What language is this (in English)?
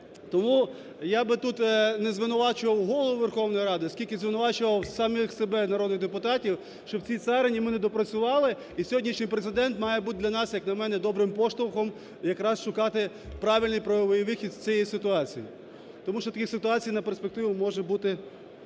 Ukrainian